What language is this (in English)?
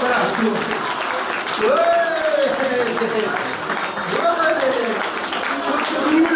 French